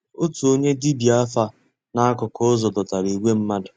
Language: Igbo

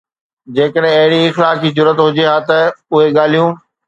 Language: Sindhi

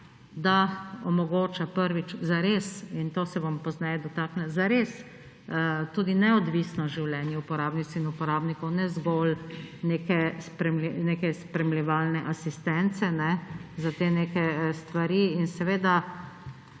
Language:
Slovenian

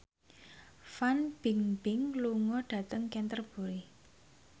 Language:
Javanese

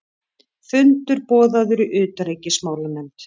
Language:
Icelandic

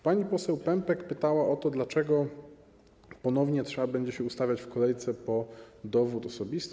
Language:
Polish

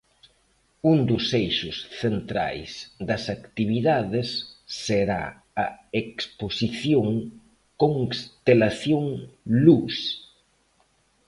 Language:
Galician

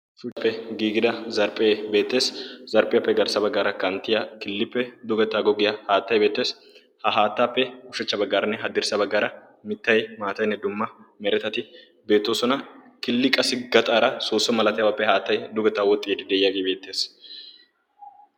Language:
Wolaytta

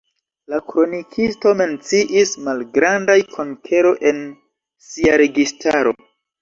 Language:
Esperanto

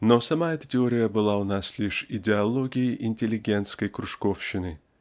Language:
Russian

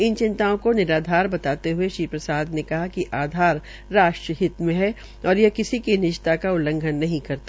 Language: Hindi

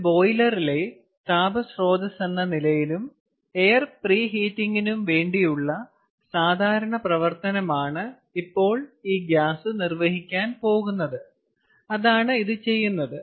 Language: Malayalam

